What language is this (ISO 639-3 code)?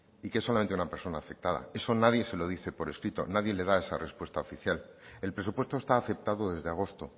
spa